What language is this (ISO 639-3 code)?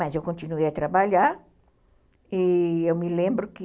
por